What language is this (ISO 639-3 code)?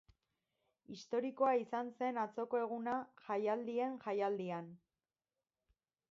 eus